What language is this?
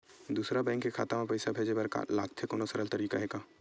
Chhattisgarhi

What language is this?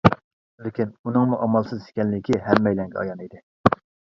Uyghur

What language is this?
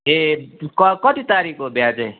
Nepali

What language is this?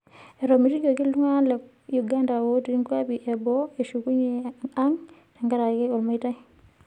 Masai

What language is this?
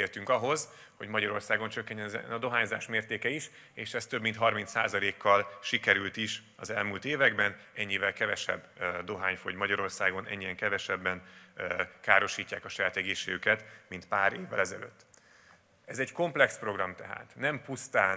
Hungarian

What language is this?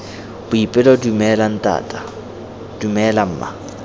Tswana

